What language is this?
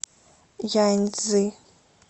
Russian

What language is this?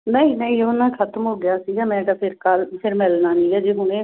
Punjabi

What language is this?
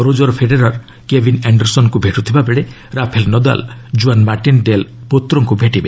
Odia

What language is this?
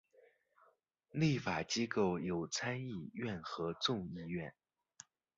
Chinese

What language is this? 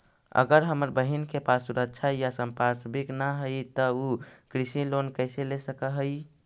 Magahi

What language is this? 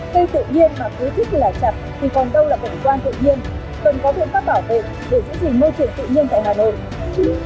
Vietnamese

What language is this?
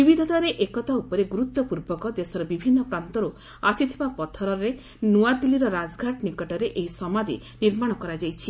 Odia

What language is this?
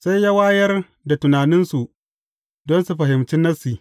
Hausa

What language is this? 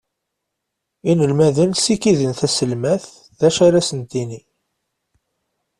Kabyle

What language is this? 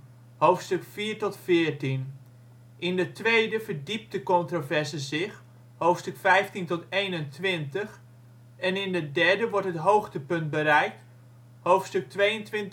Dutch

